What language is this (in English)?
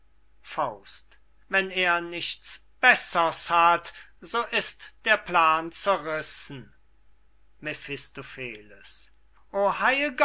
German